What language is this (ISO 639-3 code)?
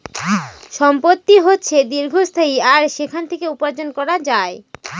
ben